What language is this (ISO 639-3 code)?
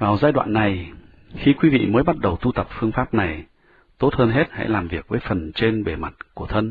vie